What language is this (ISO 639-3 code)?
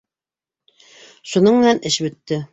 bak